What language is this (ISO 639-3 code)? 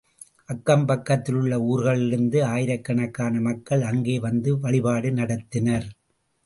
tam